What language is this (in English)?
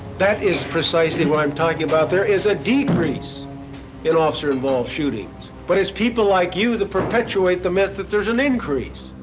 English